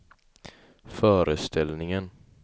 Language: Swedish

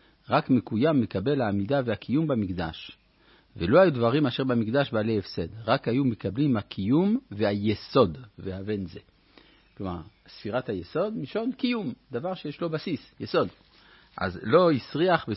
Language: Hebrew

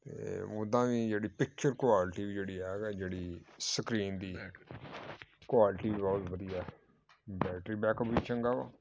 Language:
Punjabi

